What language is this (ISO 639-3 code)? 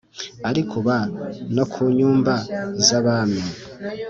kin